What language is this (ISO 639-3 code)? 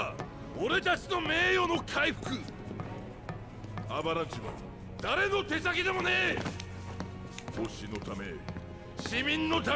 spa